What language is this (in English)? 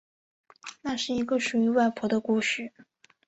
Chinese